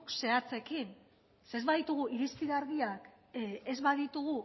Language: Basque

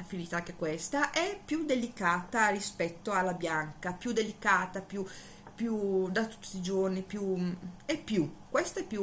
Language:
Italian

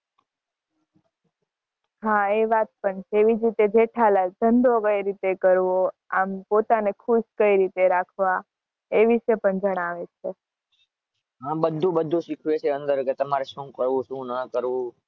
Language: Gujarati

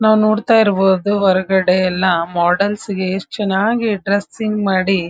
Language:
Kannada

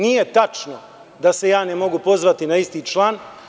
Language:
Serbian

